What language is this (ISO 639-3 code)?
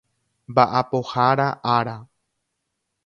grn